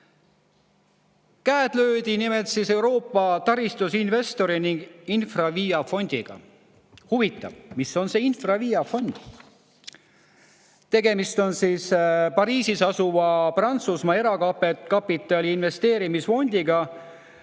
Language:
Estonian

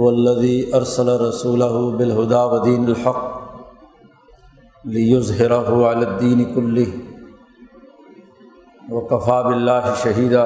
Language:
Urdu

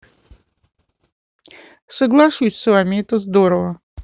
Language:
Russian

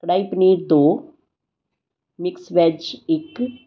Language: Punjabi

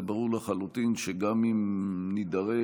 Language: Hebrew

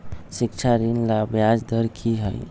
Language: Magahi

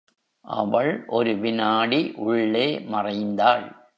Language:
Tamil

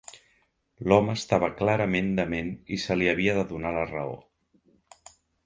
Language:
Catalan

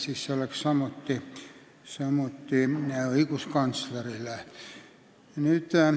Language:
Estonian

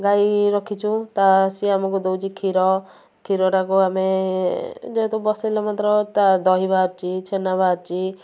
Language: Odia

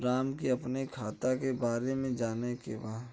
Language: Bhojpuri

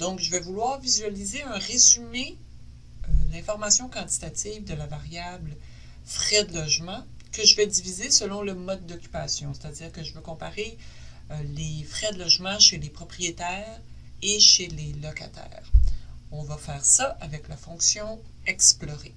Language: French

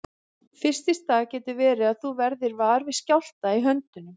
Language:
Icelandic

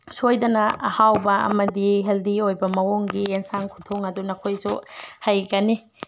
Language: Manipuri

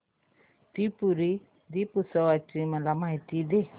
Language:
Marathi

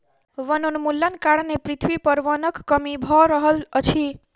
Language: Maithili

